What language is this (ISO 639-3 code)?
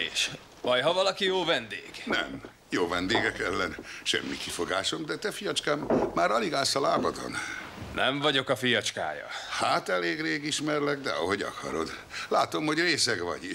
hun